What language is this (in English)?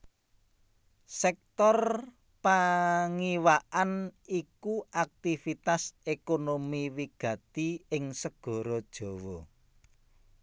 Javanese